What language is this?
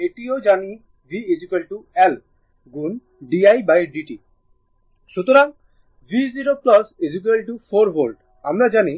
Bangla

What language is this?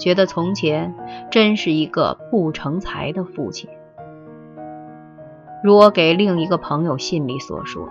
Chinese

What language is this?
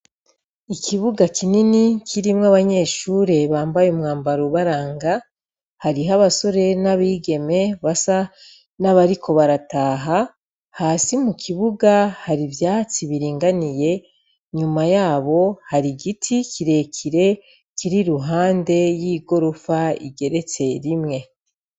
Rundi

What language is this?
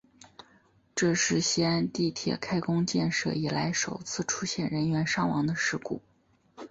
Chinese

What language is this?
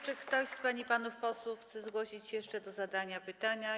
Polish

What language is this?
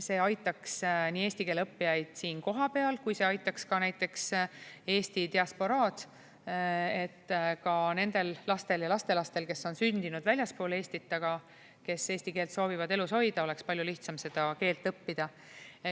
Estonian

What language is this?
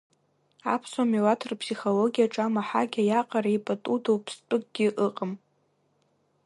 Abkhazian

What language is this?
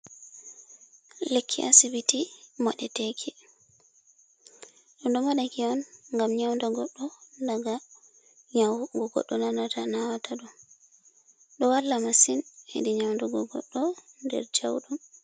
Fula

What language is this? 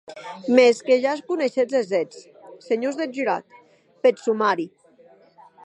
Occitan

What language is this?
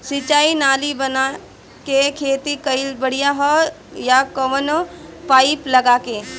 Bhojpuri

